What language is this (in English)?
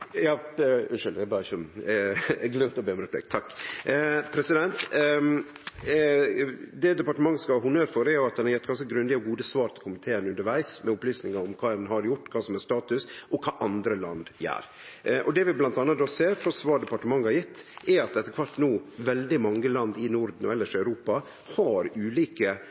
Norwegian Nynorsk